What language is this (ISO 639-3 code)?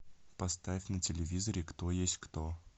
rus